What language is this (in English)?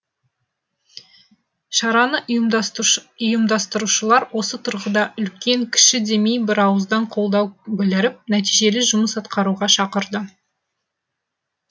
Kazakh